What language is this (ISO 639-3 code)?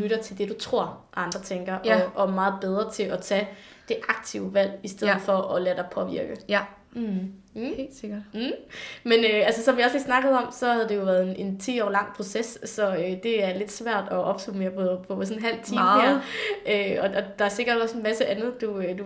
dan